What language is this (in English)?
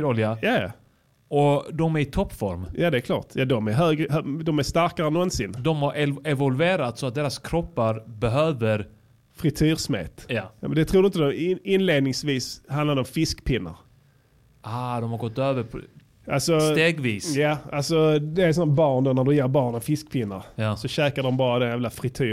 Swedish